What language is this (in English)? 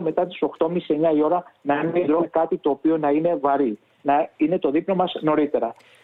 Greek